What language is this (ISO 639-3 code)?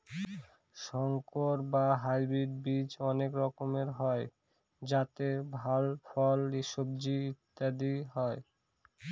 ben